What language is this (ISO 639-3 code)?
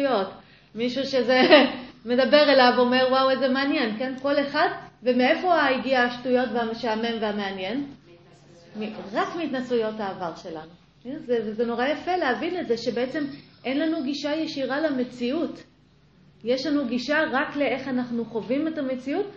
heb